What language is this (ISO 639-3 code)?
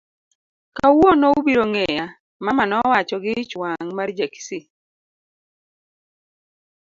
luo